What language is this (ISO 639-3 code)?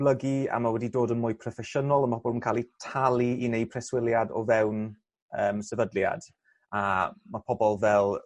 cym